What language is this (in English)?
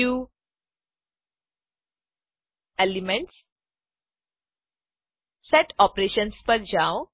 Gujarati